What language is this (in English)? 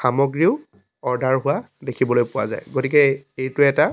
Assamese